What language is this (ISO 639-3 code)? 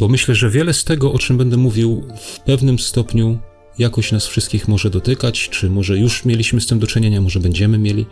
pol